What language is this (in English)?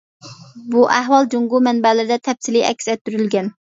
Uyghur